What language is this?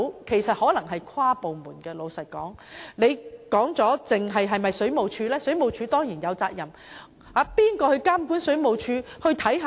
Cantonese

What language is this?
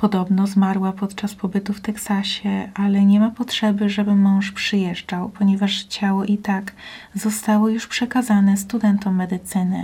Polish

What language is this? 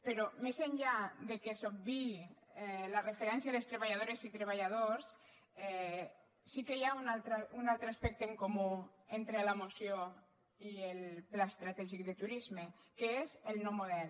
Catalan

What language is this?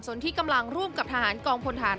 Thai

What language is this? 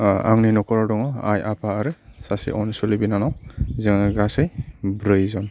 Bodo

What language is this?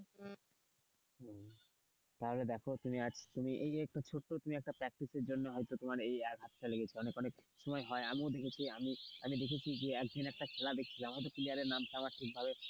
Bangla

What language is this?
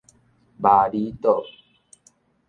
Min Nan Chinese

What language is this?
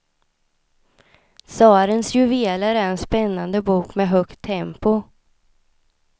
Swedish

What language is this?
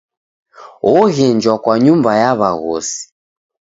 Taita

